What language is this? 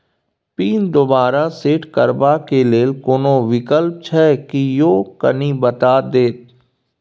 Maithili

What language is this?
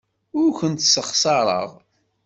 Kabyle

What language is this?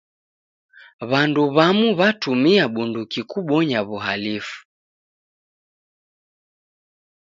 Taita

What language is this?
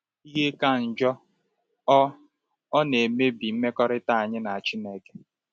Igbo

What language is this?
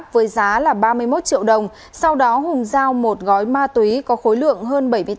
Vietnamese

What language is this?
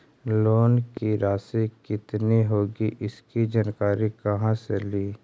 Magahi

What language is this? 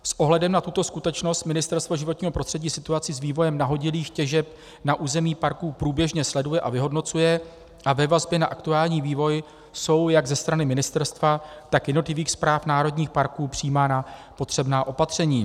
Czech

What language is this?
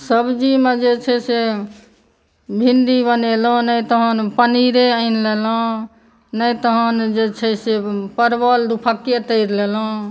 Maithili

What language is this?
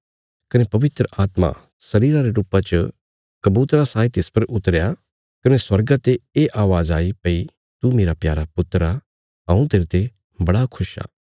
Bilaspuri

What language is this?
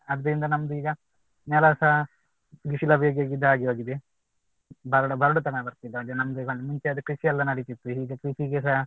Kannada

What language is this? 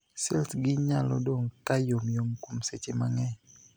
Luo (Kenya and Tanzania)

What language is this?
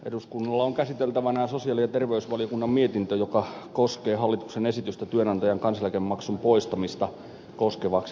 Finnish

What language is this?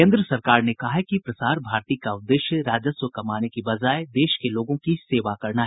Hindi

